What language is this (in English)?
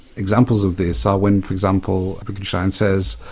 English